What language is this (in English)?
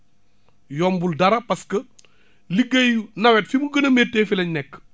Wolof